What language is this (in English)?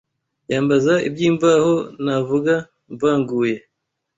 Kinyarwanda